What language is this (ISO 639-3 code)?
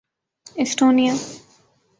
urd